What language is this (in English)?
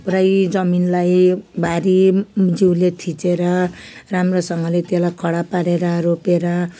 Nepali